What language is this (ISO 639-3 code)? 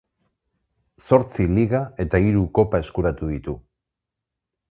eus